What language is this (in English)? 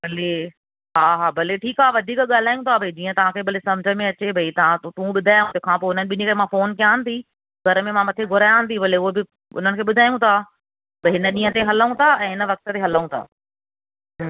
Sindhi